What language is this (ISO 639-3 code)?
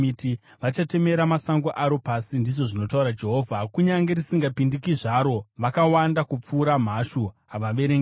sna